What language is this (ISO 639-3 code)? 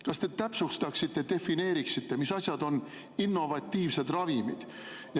est